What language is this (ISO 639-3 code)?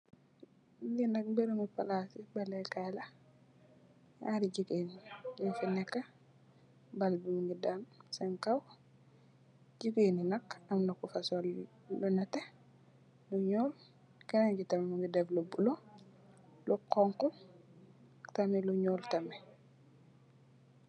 wol